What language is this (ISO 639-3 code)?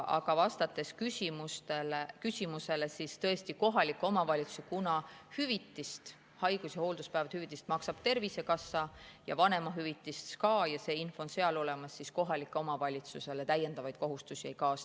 est